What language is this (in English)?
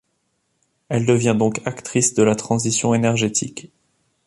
French